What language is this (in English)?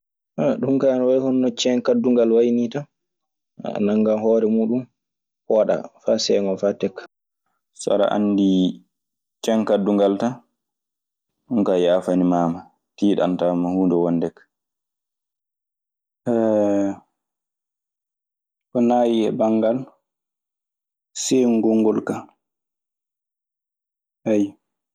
Maasina Fulfulde